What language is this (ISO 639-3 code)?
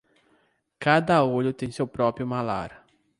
por